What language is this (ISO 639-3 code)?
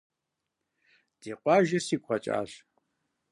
kbd